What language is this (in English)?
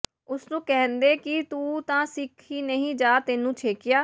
Punjabi